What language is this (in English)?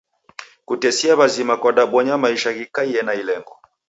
Taita